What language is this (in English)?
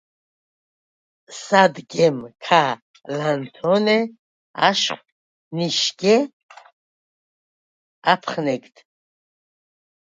Svan